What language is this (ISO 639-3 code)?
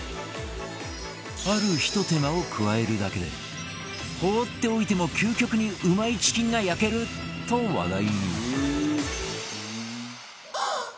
jpn